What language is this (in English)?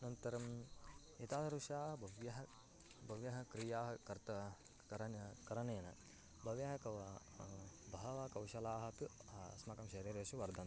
Sanskrit